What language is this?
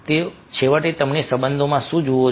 Gujarati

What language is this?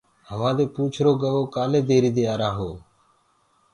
Gurgula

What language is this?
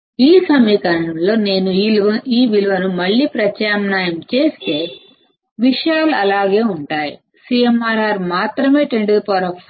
Telugu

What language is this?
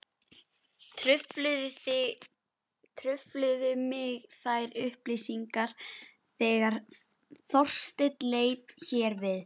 Icelandic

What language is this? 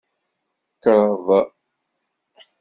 Kabyle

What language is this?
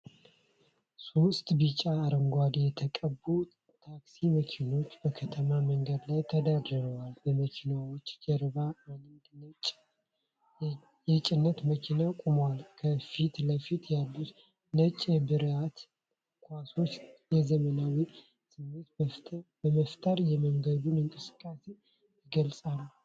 Amharic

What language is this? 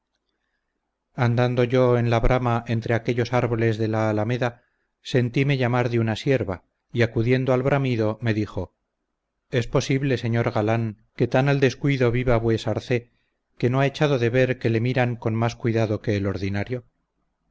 Spanish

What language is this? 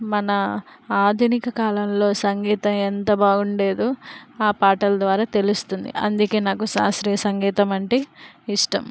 Telugu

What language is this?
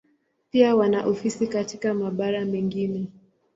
Swahili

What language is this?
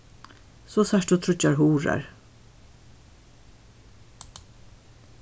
Faroese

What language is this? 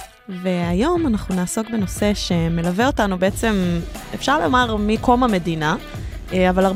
Hebrew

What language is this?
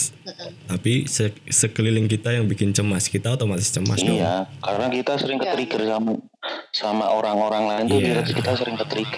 Indonesian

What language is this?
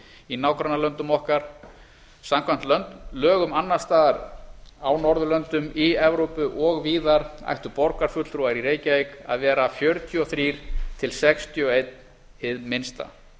Icelandic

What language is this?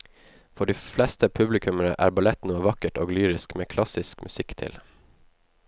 Norwegian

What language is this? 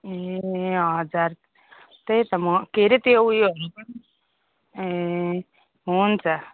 Nepali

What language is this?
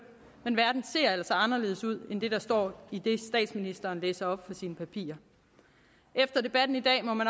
Danish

